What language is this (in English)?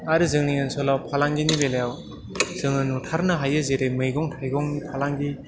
Bodo